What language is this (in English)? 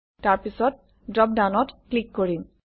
Assamese